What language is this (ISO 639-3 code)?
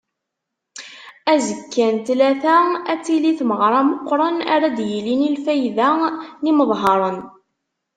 kab